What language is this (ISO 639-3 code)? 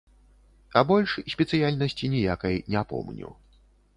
bel